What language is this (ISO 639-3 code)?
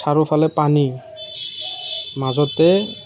asm